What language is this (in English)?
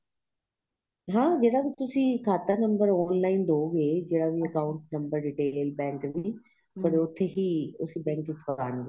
Punjabi